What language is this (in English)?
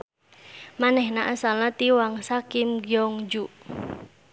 Sundanese